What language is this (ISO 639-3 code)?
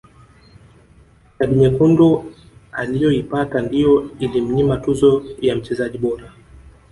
swa